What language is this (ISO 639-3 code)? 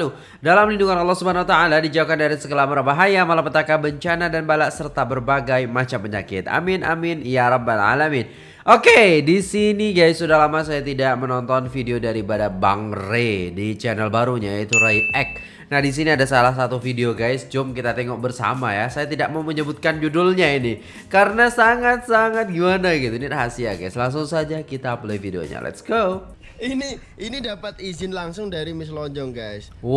ind